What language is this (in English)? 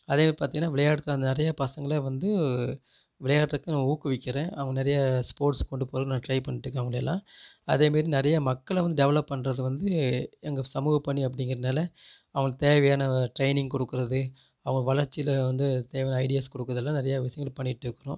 Tamil